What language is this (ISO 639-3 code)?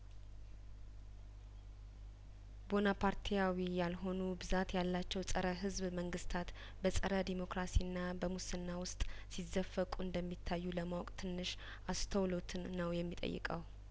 amh